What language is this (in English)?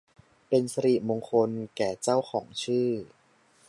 Thai